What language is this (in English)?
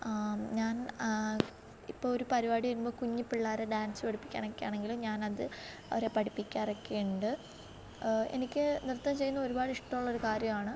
Malayalam